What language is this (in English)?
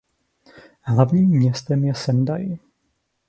Czech